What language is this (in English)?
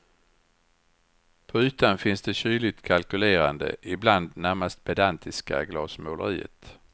Swedish